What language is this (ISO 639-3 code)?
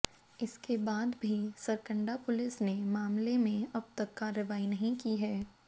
hin